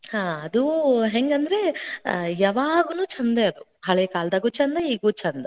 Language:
Kannada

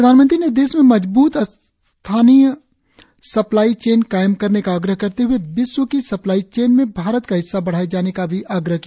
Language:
Hindi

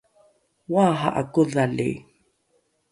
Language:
Rukai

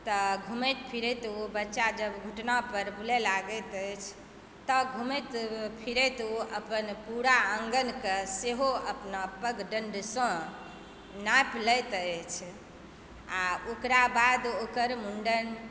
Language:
Maithili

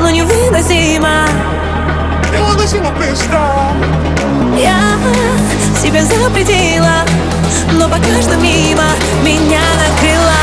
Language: Ukrainian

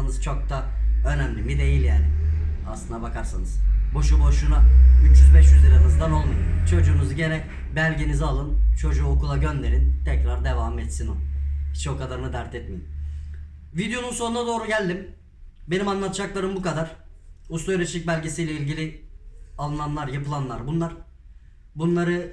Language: Turkish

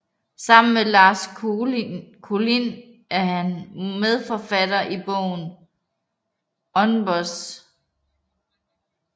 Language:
Danish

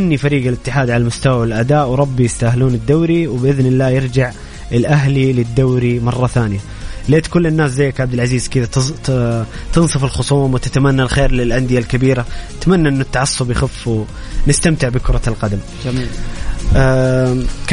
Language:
Arabic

